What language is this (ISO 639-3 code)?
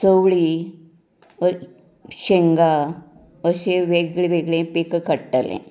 kok